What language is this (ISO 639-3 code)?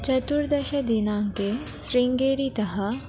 san